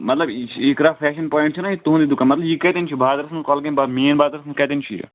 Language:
Kashmiri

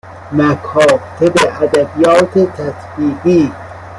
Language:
Persian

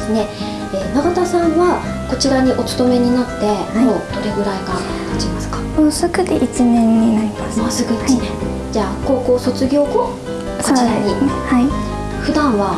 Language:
Japanese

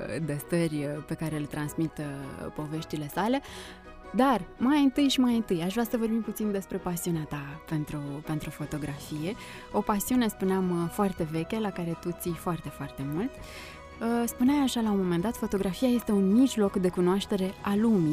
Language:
Romanian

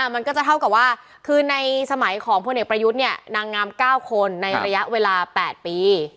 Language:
Thai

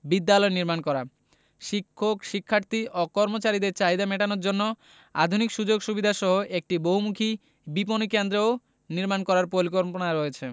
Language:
Bangla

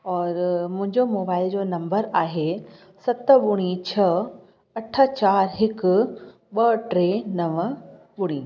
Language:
Sindhi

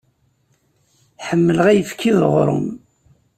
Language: Kabyle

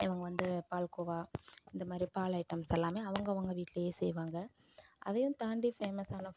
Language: Tamil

